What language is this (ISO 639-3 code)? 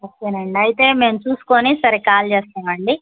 tel